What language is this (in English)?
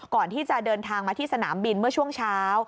Thai